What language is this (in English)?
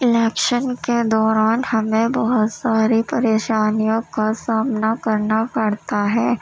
Urdu